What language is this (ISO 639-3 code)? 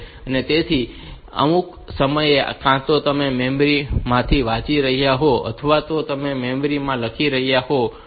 guj